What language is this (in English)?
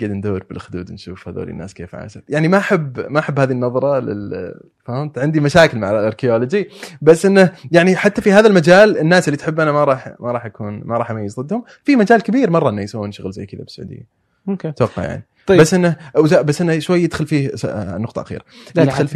Arabic